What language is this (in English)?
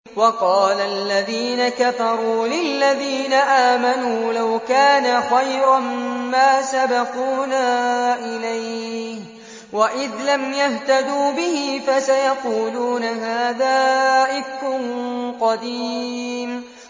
Arabic